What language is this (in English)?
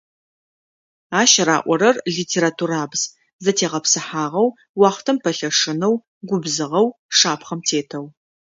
Adyghe